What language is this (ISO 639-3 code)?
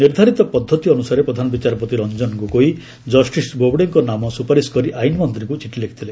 ori